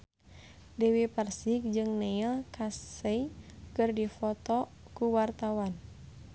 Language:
Sundanese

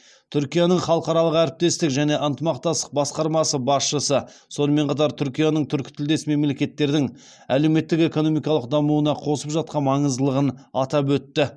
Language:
Kazakh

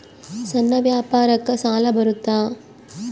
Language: Kannada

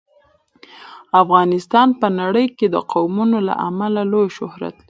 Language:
Pashto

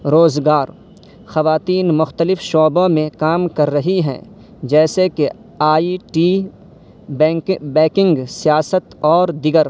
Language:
Urdu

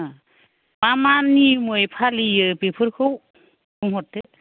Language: Bodo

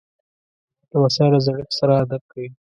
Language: Pashto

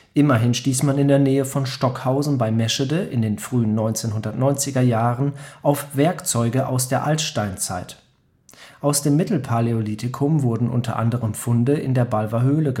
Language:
German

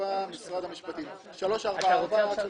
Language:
Hebrew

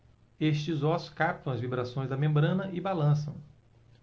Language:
Portuguese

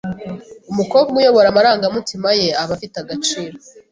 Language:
Kinyarwanda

